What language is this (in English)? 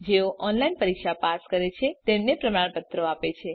Gujarati